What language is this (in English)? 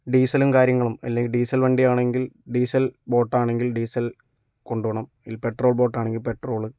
Malayalam